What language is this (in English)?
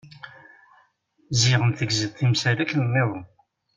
Kabyle